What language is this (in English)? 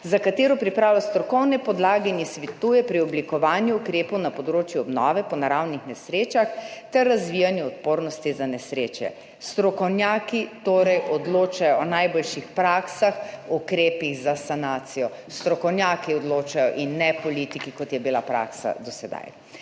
Slovenian